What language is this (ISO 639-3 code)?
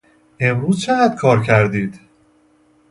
fas